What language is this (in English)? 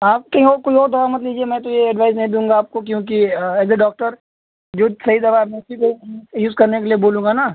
Hindi